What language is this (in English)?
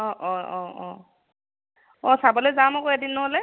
Assamese